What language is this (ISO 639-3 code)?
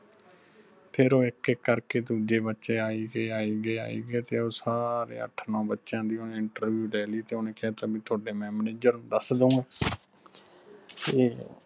pan